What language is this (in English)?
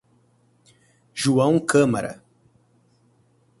Portuguese